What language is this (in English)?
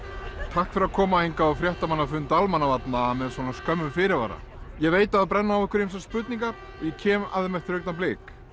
Icelandic